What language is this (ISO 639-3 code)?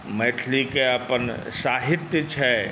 mai